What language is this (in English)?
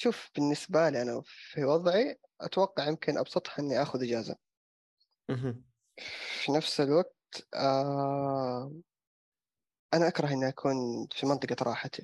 Arabic